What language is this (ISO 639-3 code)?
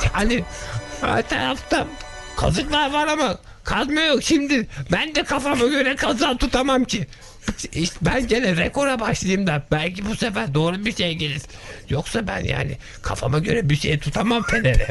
tur